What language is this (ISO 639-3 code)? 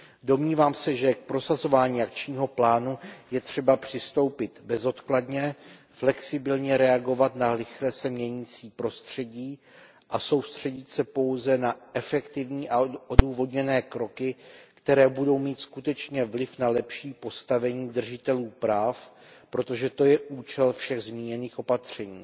ces